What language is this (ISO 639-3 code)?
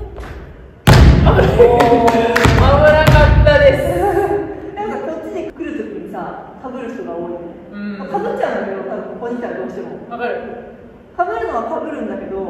jpn